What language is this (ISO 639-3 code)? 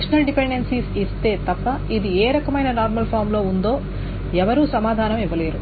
tel